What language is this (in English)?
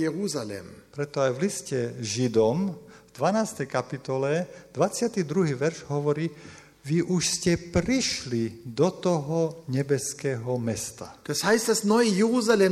Slovak